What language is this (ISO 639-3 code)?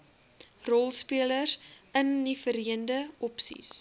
afr